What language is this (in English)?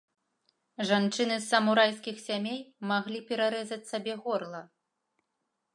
Belarusian